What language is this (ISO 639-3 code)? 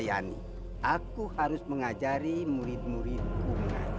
ind